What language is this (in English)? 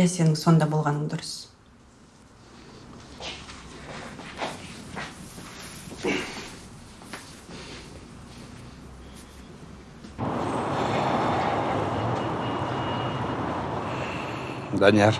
Turkish